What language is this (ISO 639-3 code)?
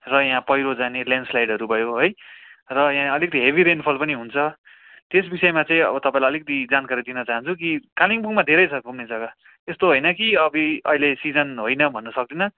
nep